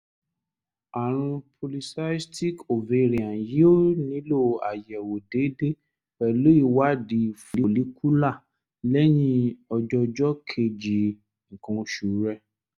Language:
Yoruba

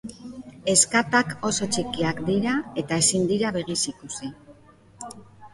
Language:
Basque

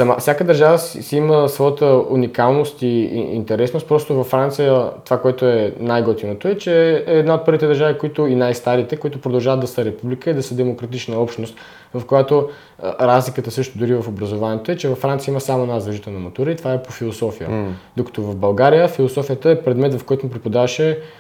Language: Bulgarian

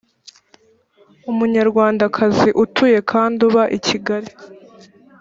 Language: Kinyarwanda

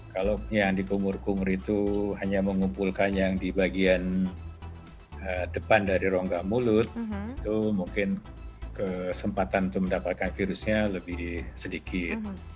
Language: Indonesian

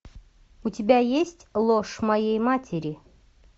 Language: Russian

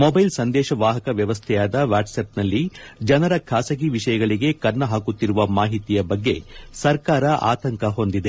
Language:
Kannada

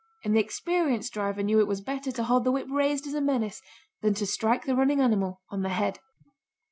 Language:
English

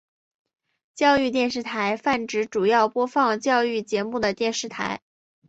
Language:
Chinese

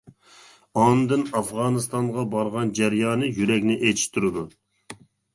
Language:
Uyghur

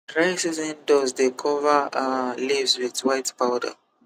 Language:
Nigerian Pidgin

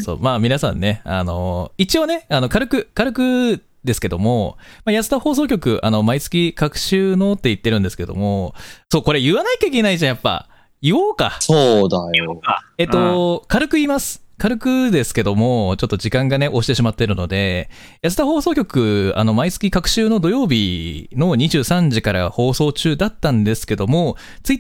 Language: Japanese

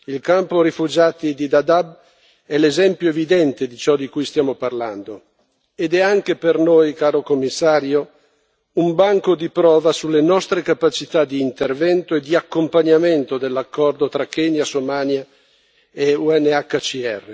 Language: Italian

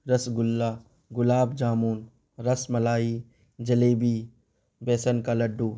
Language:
Urdu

